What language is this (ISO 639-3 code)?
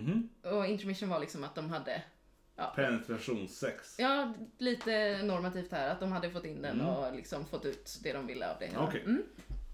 swe